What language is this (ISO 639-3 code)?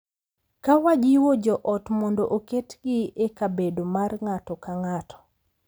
luo